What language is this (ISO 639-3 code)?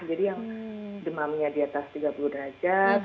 ind